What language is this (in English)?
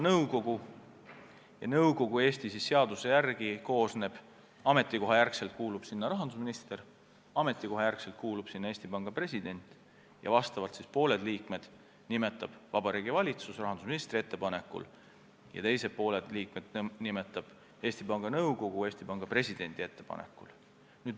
Estonian